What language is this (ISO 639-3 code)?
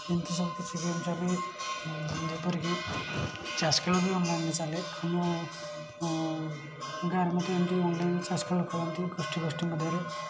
ori